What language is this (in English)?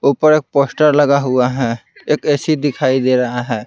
Hindi